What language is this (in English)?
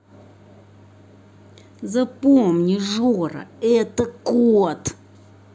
Russian